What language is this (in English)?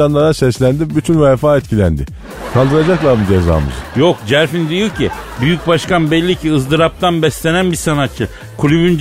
Turkish